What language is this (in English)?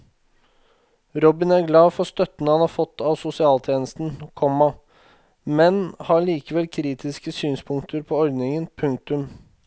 Norwegian